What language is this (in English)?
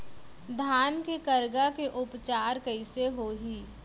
Chhattisgarhi